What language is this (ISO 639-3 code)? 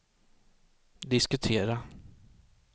swe